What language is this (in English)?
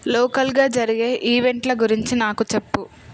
Telugu